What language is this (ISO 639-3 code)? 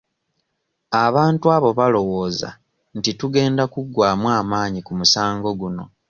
lug